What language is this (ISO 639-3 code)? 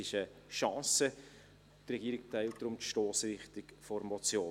gsw